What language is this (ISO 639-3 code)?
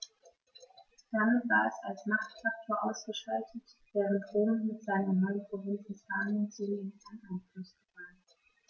deu